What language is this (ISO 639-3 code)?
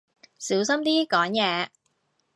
yue